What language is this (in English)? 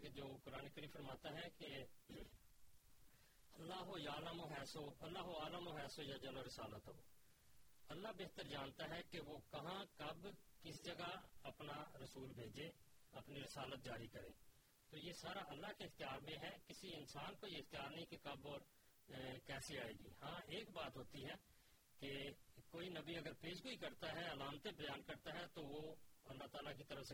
Urdu